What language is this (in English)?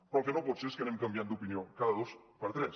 Catalan